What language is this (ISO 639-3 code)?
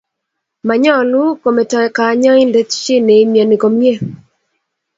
kln